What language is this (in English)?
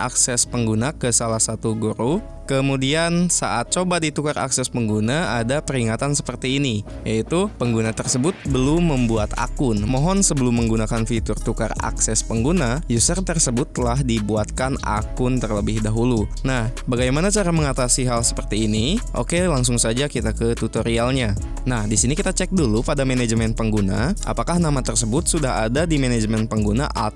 Indonesian